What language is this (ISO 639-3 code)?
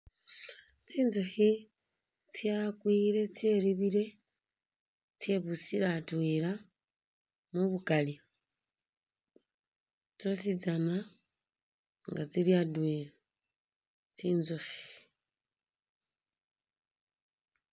myx